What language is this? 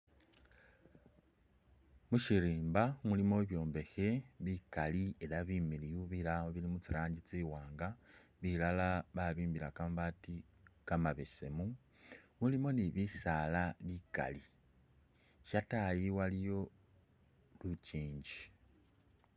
Masaaba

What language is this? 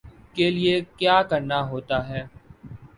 Urdu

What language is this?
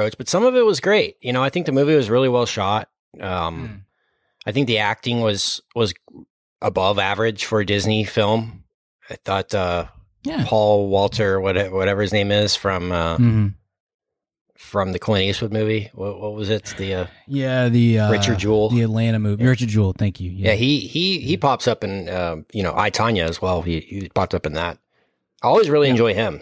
English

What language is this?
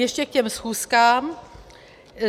Czech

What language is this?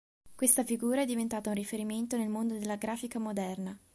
Italian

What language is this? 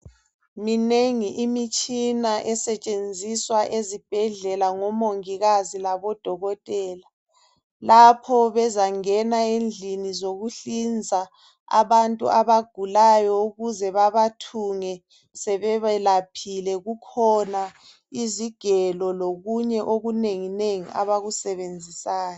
North Ndebele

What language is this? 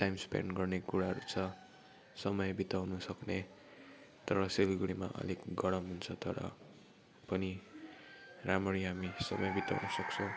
Nepali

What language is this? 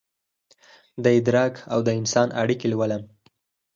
Pashto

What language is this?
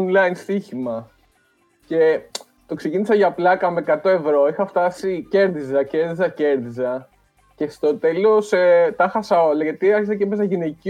Greek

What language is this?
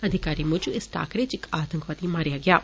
Dogri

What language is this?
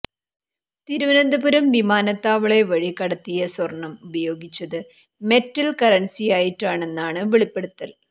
Malayalam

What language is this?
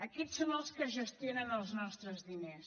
Catalan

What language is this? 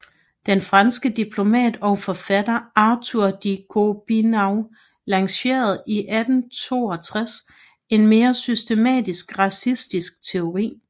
Danish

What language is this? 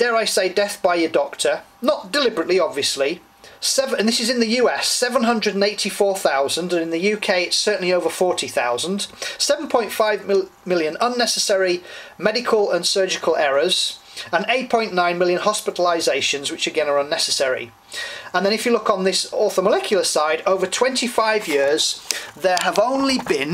English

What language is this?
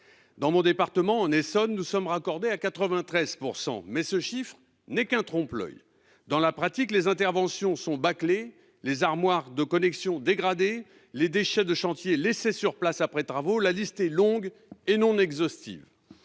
French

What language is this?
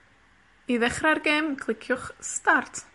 Welsh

